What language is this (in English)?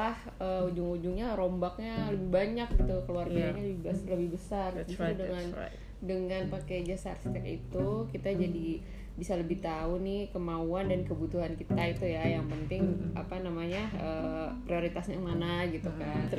Indonesian